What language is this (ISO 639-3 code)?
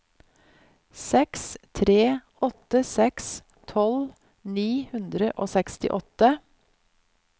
nor